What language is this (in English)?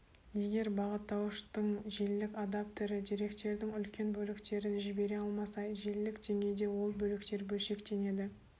Kazakh